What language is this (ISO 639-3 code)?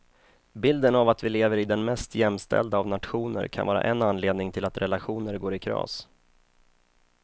swe